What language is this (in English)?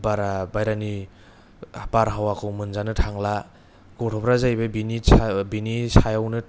Bodo